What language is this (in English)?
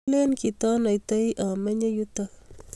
Kalenjin